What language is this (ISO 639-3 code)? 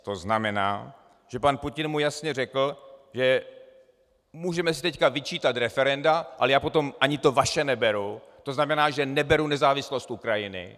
ces